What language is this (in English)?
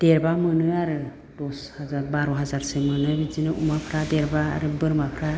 Bodo